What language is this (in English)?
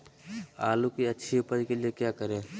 Magahi